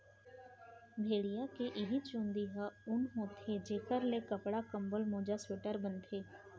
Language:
Chhattisgarhi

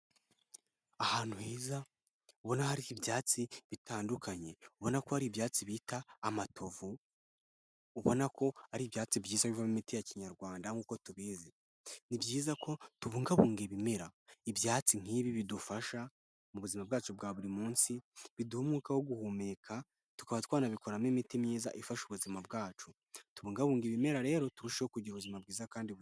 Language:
Kinyarwanda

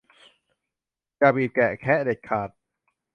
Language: Thai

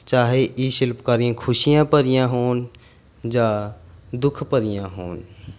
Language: Punjabi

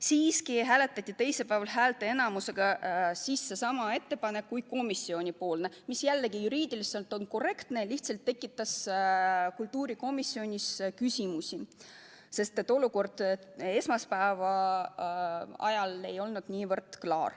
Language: Estonian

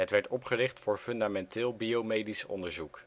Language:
Dutch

